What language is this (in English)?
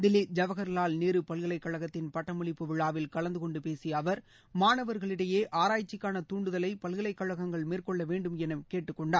Tamil